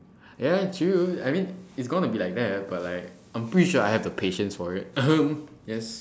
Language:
English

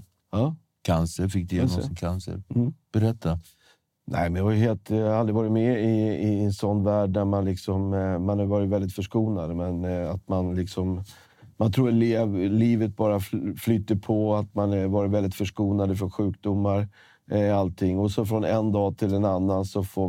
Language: Swedish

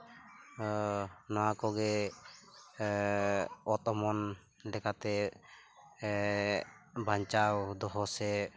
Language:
Santali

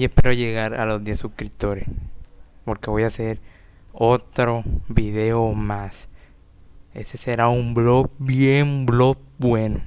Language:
Spanish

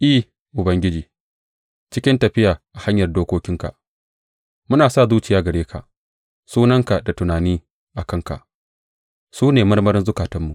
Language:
Hausa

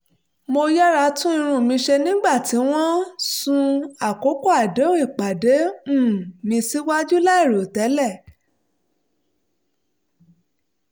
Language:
Yoruba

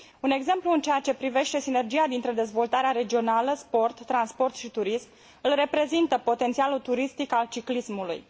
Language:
Romanian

